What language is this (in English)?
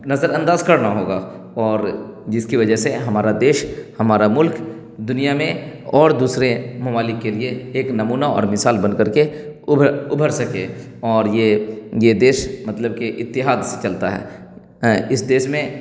Urdu